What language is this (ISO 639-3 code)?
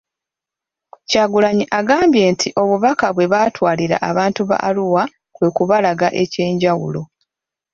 lug